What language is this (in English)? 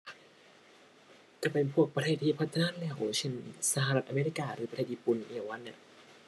Thai